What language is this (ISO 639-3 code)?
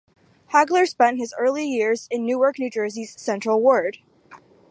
eng